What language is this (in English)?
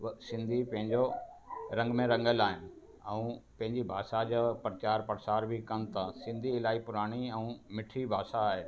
Sindhi